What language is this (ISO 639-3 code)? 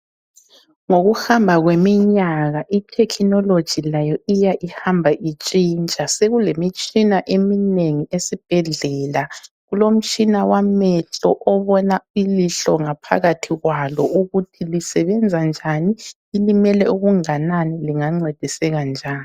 nde